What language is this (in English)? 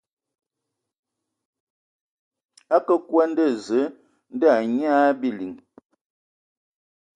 Ewondo